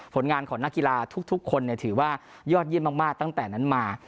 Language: Thai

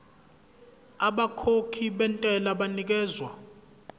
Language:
Zulu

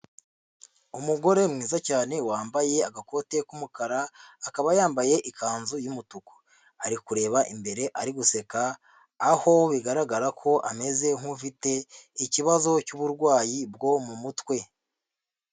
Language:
Kinyarwanda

